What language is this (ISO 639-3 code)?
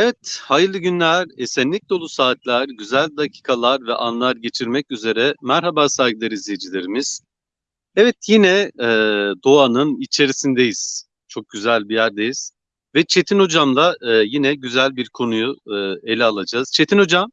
tur